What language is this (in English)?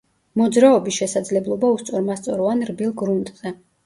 Georgian